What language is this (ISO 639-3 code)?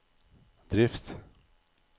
nor